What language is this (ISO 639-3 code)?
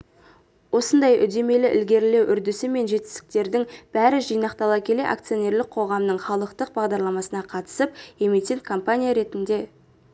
kaz